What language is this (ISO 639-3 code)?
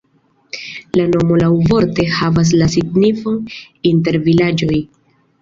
epo